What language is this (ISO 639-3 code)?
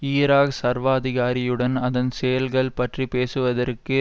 tam